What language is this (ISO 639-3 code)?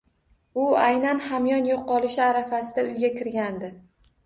uzb